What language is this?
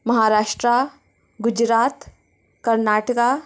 Konkani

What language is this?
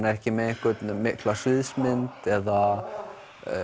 Icelandic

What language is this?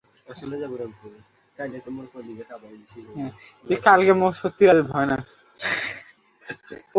Bangla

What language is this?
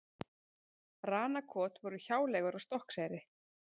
Icelandic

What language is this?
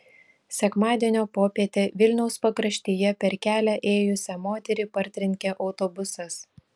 Lithuanian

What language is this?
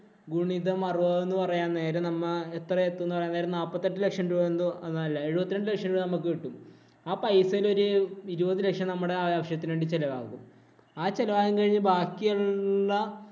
Malayalam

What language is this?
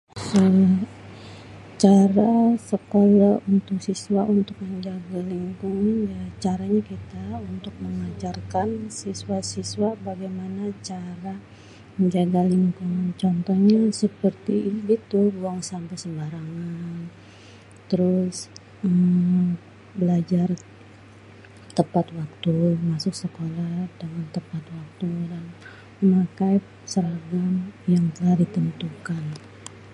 Betawi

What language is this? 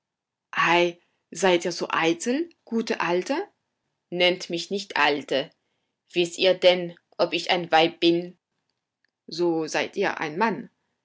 German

